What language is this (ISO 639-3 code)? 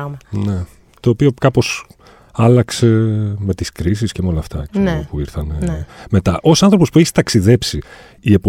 ell